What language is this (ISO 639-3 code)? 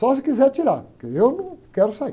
por